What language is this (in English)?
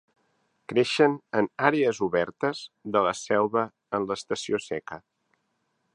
Catalan